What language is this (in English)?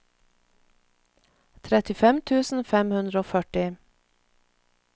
Norwegian